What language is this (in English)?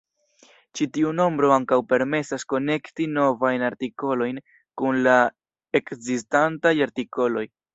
Esperanto